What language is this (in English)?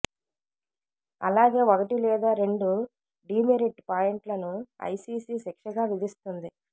Telugu